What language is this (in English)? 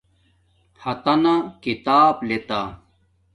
Domaaki